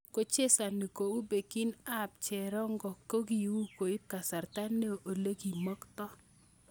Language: Kalenjin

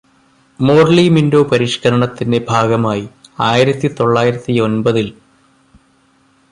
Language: Malayalam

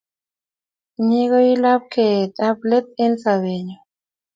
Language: Kalenjin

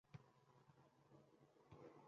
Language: Uzbek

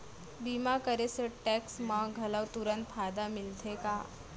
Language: Chhattisgarhi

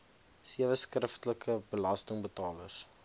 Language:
Afrikaans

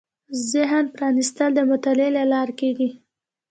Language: Pashto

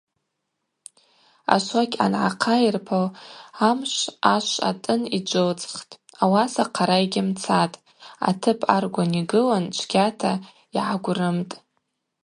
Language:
Abaza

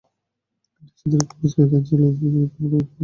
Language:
Bangla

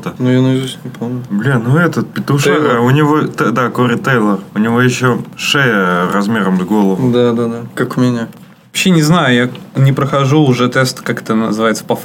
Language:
Russian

